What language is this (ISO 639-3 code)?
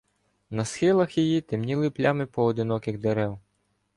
ukr